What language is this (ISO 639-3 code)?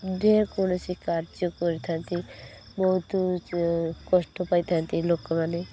ori